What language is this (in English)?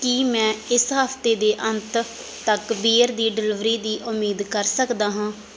Punjabi